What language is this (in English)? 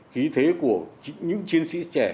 Vietnamese